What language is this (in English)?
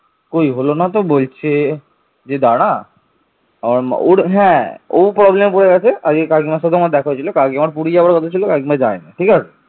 Bangla